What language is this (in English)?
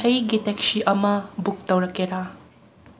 Manipuri